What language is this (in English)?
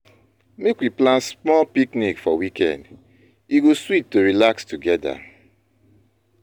Nigerian Pidgin